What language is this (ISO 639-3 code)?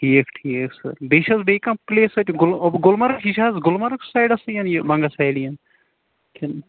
kas